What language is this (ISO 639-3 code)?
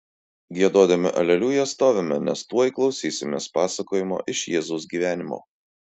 lit